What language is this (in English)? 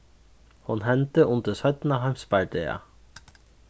Faroese